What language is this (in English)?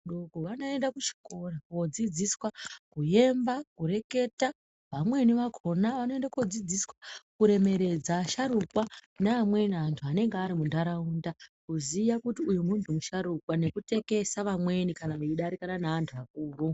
Ndau